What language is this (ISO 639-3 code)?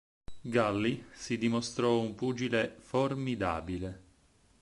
ita